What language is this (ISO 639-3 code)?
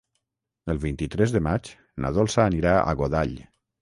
cat